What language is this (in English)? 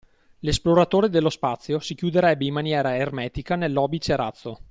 Italian